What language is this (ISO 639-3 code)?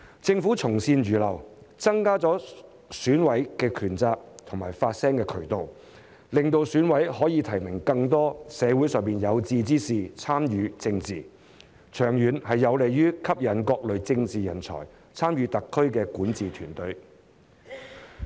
yue